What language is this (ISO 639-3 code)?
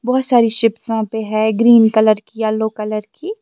urd